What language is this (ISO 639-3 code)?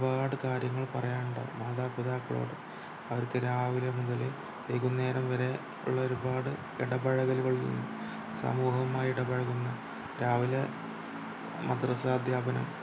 mal